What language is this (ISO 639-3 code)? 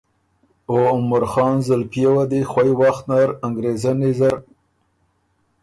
oru